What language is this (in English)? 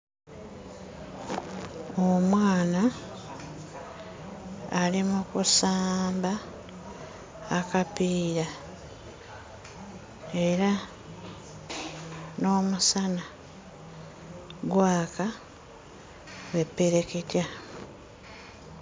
Ganda